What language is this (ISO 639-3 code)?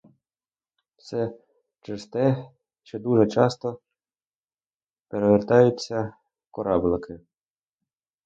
ukr